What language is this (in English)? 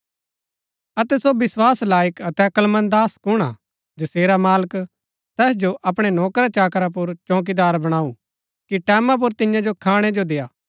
Gaddi